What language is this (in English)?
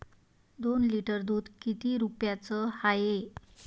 Marathi